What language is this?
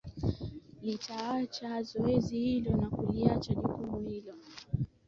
Swahili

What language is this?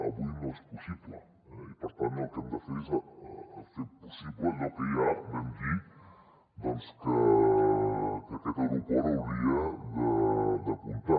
Catalan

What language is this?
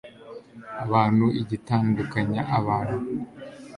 Kinyarwanda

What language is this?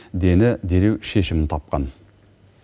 Kazakh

